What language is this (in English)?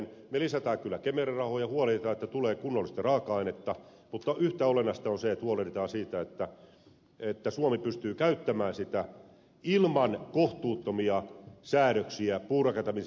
Finnish